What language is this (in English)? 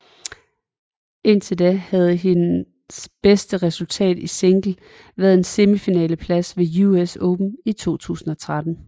Danish